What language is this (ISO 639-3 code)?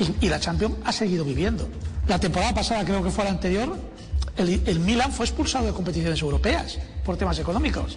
spa